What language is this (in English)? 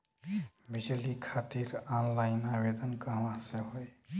Bhojpuri